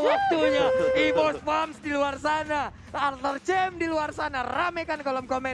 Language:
Indonesian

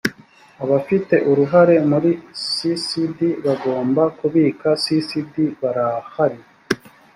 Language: Kinyarwanda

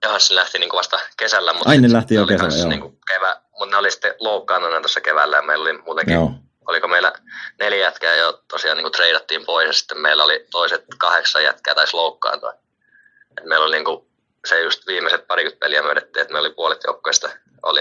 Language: Finnish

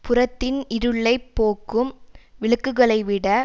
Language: Tamil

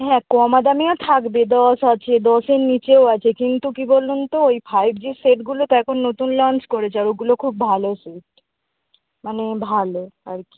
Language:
Bangla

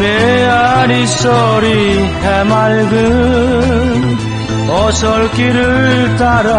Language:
Korean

